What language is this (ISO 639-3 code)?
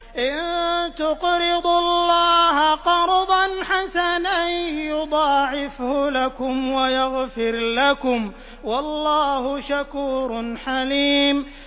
ara